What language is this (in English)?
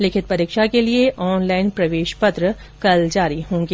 Hindi